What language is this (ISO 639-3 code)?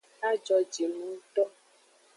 ajg